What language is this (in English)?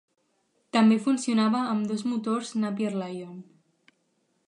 Catalan